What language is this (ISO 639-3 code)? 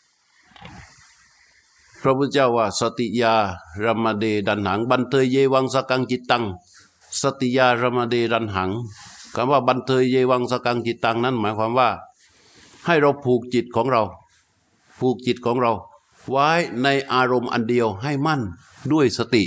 tha